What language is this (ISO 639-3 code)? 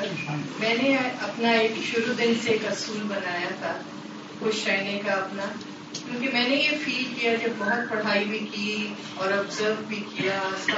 urd